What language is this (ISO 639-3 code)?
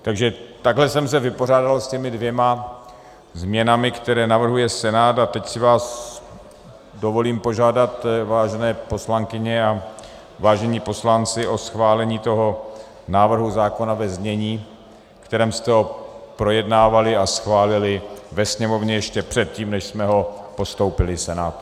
ces